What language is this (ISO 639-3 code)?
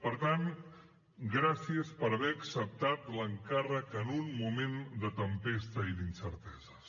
cat